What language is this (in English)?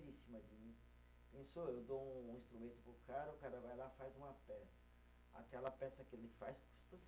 Portuguese